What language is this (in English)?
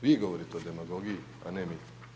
Croatian